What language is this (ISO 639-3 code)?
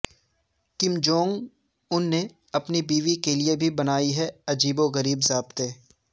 urd